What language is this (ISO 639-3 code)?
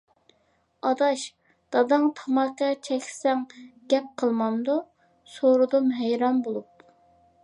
uig